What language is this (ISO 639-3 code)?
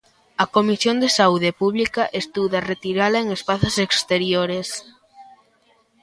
glg